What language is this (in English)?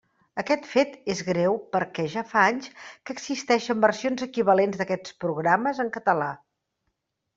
Catalan